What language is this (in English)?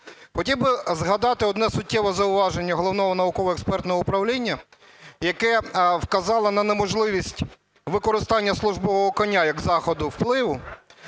Ukrainian